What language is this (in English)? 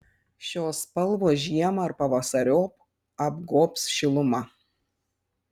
Lithuanian